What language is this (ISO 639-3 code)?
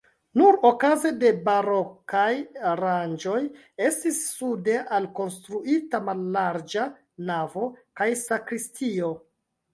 epo